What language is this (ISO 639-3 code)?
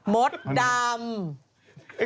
tha